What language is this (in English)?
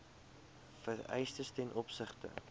Afrikaans